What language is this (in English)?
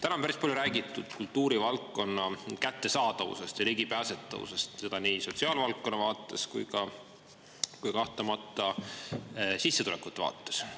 Estonian